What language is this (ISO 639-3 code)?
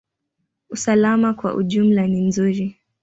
swa